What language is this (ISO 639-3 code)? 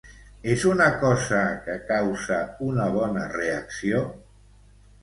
cat